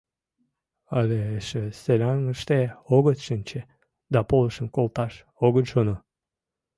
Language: Mari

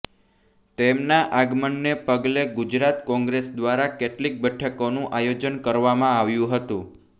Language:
Gujarati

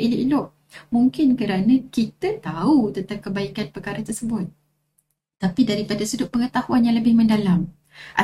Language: Malay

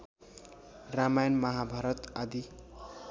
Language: Nepali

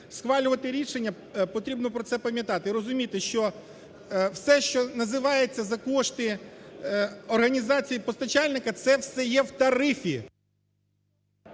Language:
Ukrainian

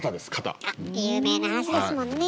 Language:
Japanese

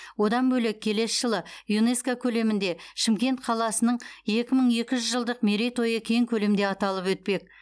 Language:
Kazakh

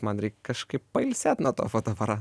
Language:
Lithuanian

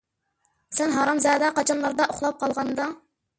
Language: Uyghur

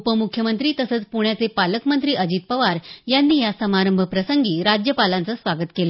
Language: Marathi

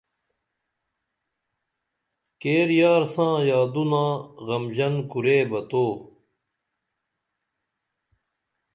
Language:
Dameli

